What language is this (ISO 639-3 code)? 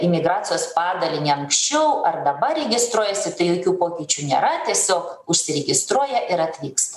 lit